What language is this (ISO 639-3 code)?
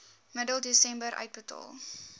afr